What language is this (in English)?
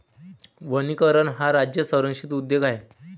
Marathi